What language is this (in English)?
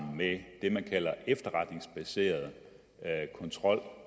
Danish